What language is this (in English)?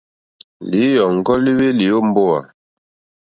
Mokpwe